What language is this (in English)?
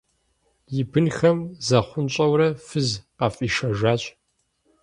Kabardian